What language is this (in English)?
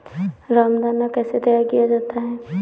Hindi